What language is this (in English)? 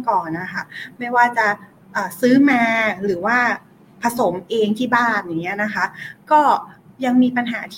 Thai